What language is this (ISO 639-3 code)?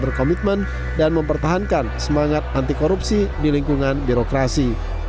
ind